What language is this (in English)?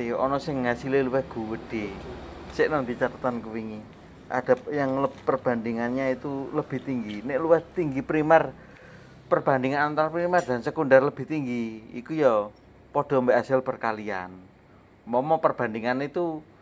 Indonesian